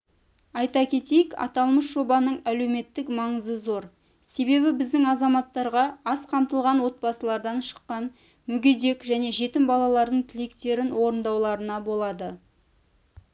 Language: Kazakh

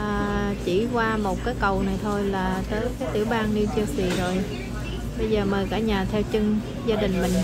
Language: Vietnamese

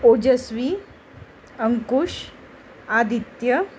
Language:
Marathi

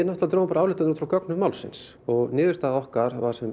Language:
Icelandic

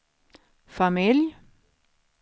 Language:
Swedish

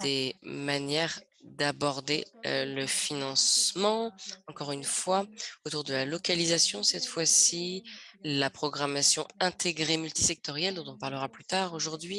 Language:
French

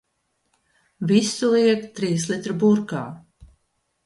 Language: Latvian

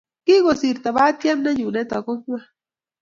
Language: Kalenjin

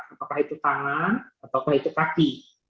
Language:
Indonesian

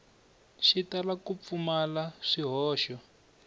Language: Tsonga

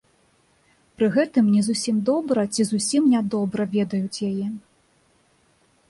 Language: Belarusian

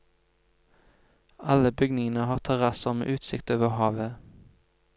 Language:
Norwegian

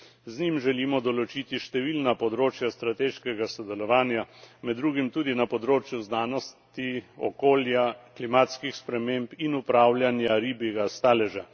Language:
Slovenian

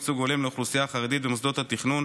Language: Hebrew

